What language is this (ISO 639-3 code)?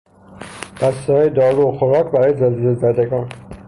fas